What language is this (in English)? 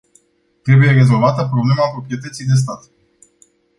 Romanian